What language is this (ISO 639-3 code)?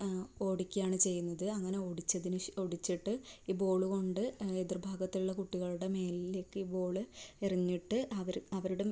mal